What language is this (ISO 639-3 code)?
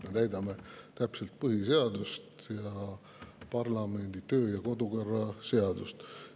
est